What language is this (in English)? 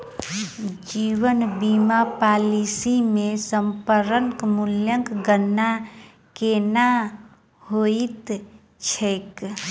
Maithili